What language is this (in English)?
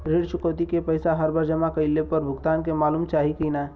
Bhojpuri